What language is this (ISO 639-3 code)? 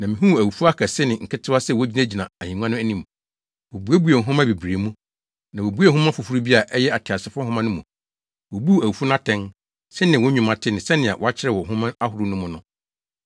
aka